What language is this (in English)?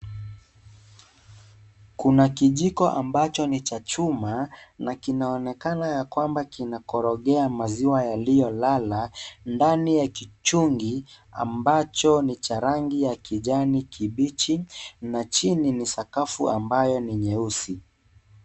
Swahili